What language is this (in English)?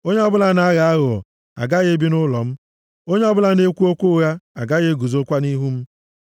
Igbo